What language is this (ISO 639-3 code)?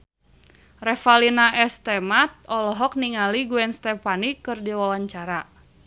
sun